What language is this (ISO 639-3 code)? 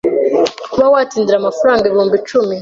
kin